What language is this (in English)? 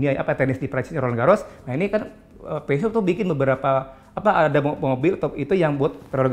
Indonesian